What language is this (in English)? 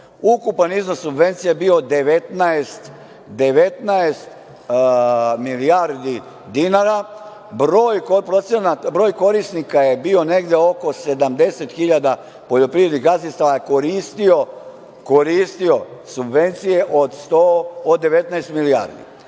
Serbian